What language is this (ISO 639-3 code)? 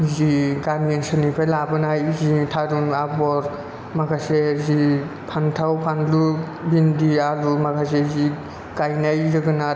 brx